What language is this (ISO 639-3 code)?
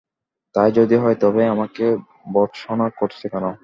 ben